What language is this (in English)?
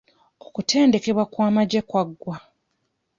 Ganda